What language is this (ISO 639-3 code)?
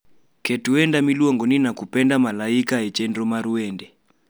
luo